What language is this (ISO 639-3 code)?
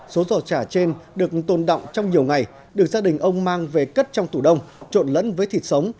vie